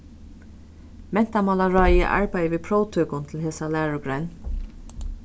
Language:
Faroese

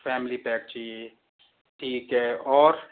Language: Hindi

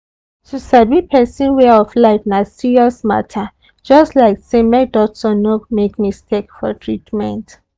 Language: Nigerian Pidgin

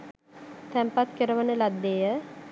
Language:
Sinhala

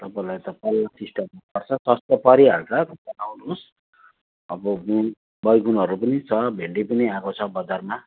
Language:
Nepali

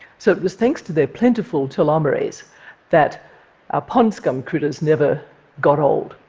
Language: English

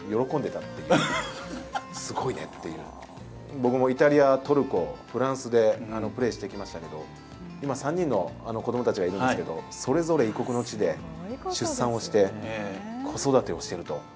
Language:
Japanese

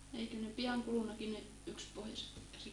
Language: Finnish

